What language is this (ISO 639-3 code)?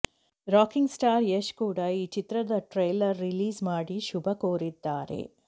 kan